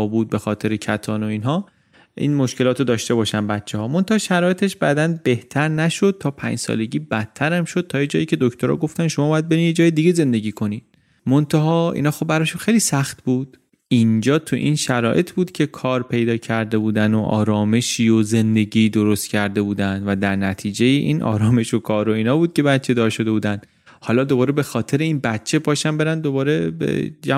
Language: Persian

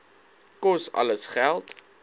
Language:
Afrikaans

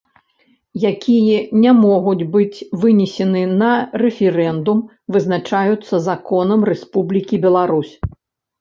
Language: Belarusian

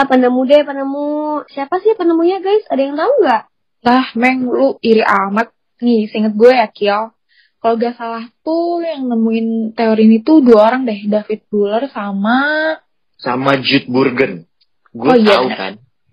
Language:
Indonesian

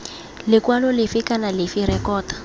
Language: Tswana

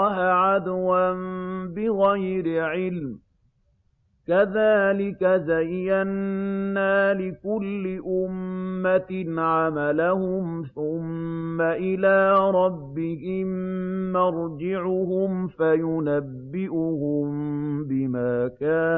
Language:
Arabic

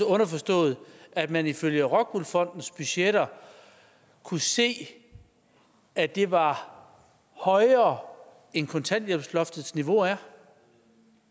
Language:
Danish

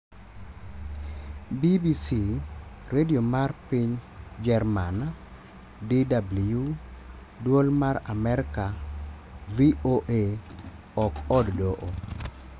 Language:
Luo (Kenya and Tanzania)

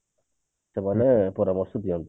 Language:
Odia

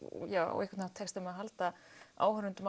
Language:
Icelandic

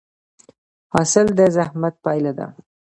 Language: Pashto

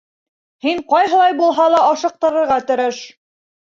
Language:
Bashkir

